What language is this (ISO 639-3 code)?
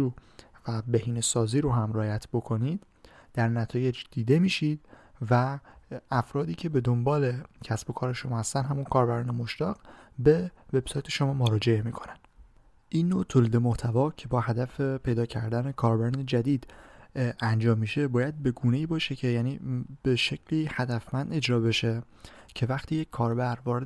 fas